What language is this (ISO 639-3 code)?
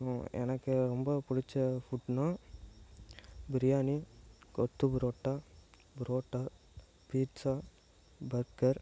tam